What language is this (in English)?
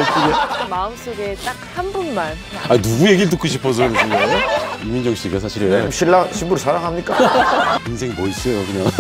Korean